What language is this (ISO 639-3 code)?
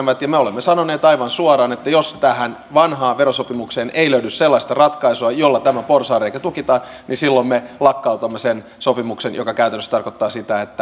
fin